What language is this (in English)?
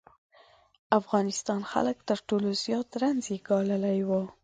Pashto